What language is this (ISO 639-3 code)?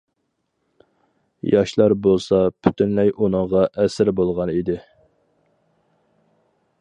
uig